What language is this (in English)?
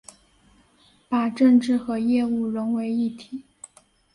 Chinese